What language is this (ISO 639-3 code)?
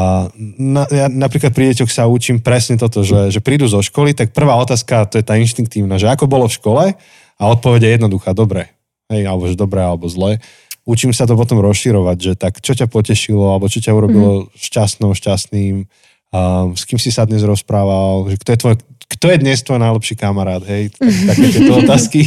slk